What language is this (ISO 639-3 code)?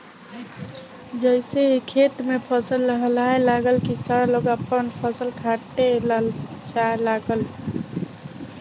bho